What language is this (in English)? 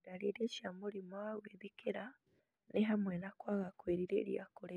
Kikuyu